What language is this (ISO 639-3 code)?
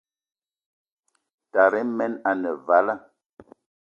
eto